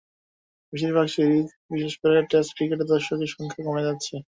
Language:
Bangla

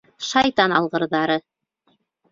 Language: Bashkir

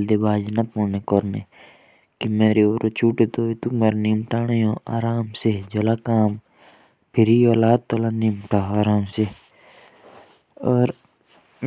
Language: Jaunsari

